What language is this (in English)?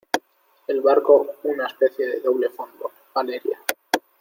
Spanish